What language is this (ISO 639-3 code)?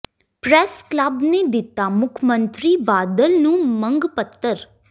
pan